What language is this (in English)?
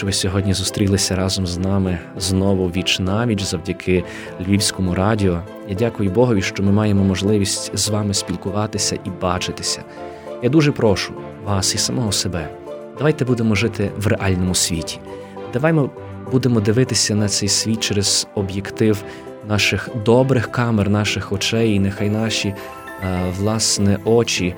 Ukrainian